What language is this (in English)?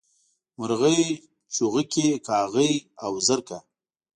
Pashto